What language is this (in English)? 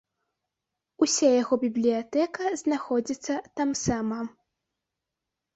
Belarusian